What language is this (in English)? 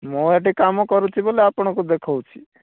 Odia